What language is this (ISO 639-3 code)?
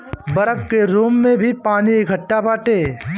bho